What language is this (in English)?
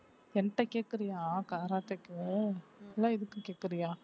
Tamil